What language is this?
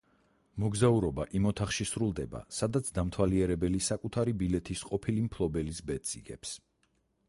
Georgian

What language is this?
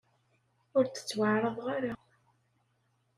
Kabyle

